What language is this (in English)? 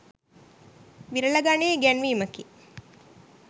Sinhala